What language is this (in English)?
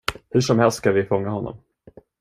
Swedish